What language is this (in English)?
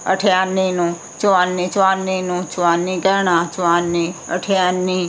Punjabi